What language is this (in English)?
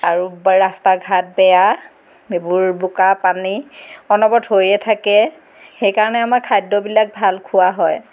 Assamese